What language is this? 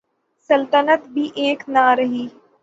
Urdu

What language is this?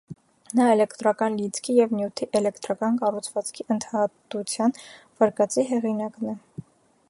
Armenian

